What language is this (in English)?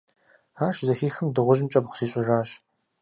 Kabardian